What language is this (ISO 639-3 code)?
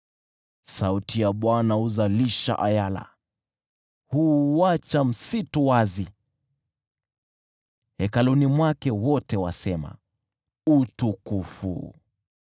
swa